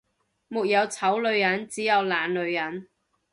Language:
Cantonese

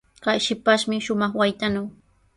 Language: Sihuas Ancash Quechua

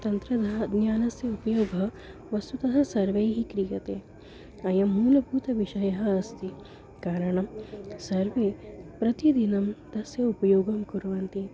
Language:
Sanskrit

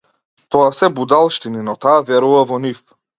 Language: Macedonian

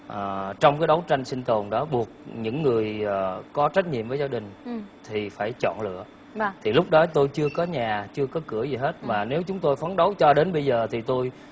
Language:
Vietnamese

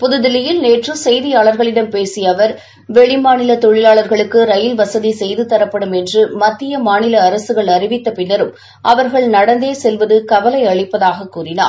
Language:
Tamil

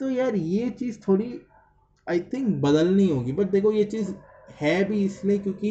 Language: Hindi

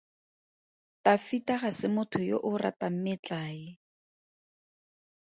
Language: Tswana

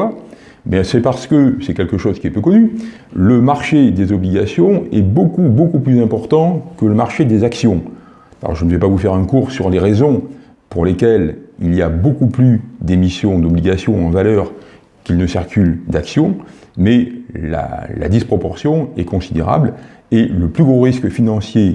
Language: French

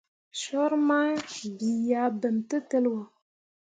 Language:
Mundang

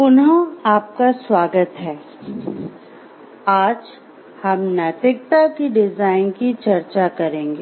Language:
Hindi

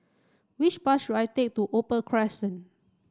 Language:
English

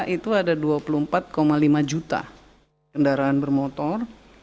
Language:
Indonesian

